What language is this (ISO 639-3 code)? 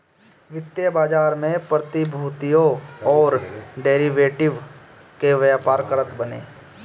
bho